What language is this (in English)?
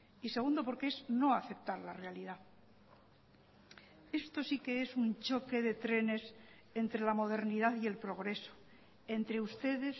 Spanish